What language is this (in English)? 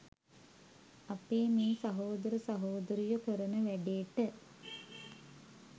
Sinhala